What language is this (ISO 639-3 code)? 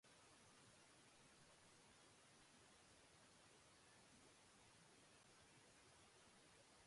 eus